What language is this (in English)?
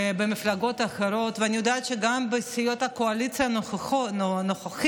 Hebrew